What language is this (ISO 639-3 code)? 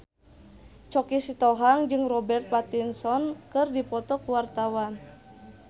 sun